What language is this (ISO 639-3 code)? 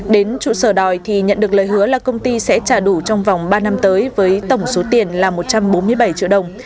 vie